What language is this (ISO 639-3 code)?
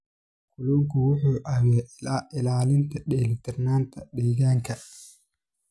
som